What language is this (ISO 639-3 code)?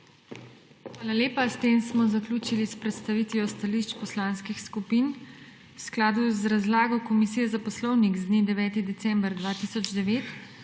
slv